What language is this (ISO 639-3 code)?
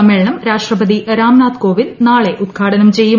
mal